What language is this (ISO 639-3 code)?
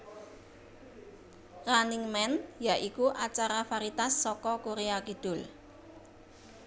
jav